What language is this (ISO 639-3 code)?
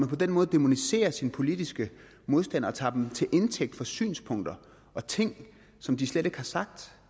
dan